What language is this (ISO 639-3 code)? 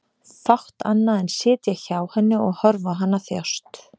isl